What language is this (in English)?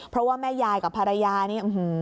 Thai